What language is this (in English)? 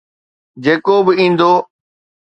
Sindhi